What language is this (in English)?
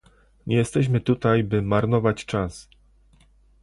Polish